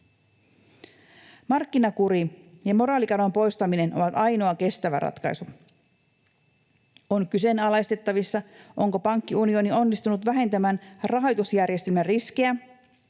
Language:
Finnish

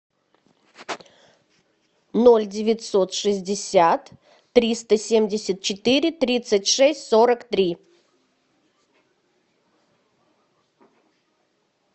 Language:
Russian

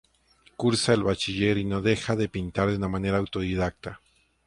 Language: Spanish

